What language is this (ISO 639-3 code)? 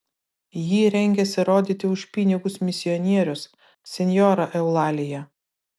lit